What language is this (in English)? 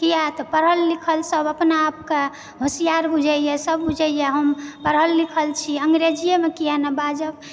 Maithili